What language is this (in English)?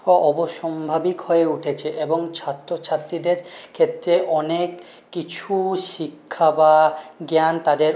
Bangla